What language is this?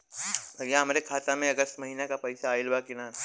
Bhojpuri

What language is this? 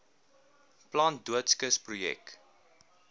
Afrikaans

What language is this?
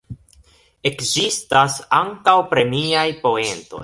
Esperanto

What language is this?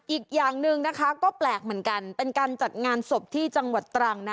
Thai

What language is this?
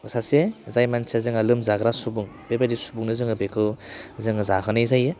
Bodo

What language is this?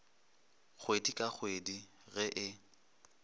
Northern Sotho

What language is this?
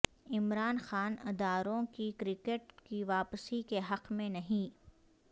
Urdu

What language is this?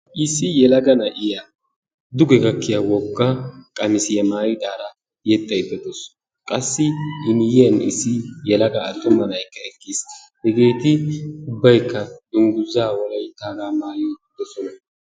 Wolaytta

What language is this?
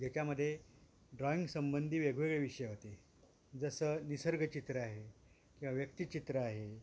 Marathi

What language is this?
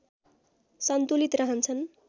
Nepali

